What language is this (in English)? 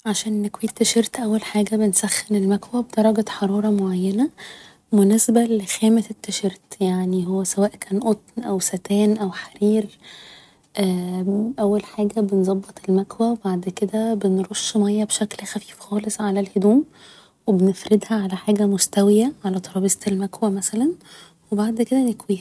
Egyptian Arabic